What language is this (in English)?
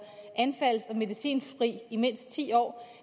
Danish